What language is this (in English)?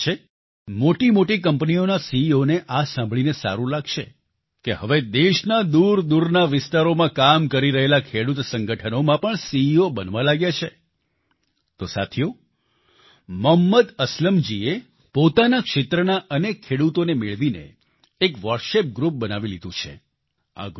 Gujarati